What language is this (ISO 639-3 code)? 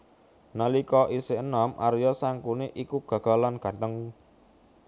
jav